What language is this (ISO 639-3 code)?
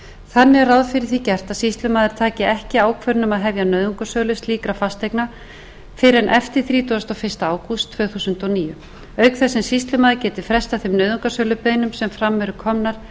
isl